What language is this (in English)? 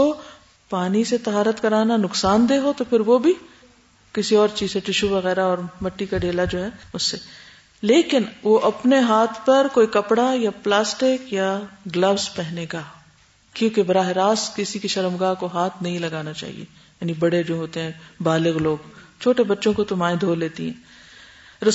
Urdu